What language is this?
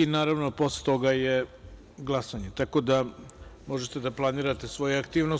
Serbian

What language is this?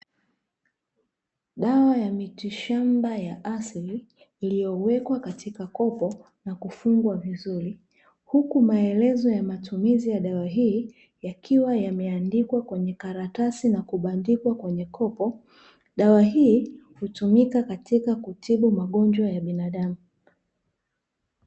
Swahili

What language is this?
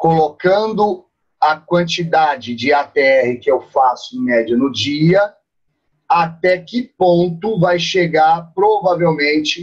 Portuguese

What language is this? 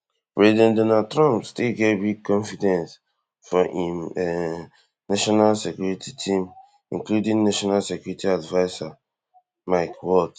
Nigerian Pidgin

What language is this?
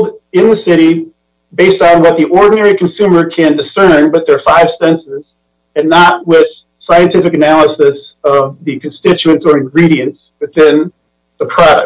English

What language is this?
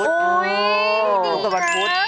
Thai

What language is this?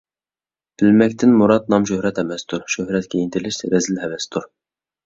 Uyghur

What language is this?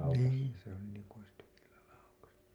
Finnish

